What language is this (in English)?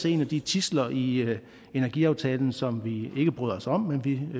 Danish